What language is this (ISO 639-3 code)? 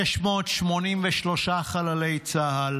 heb